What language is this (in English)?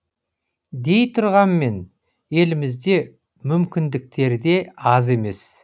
Kazakh